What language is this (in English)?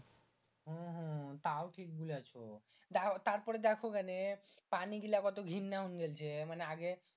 Bangla